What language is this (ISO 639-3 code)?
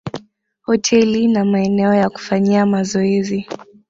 swa